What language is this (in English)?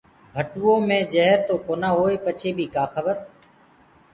Gurgula